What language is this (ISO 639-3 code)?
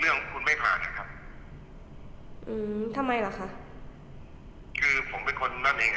tha